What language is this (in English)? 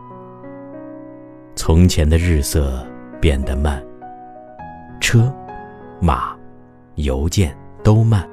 Chinese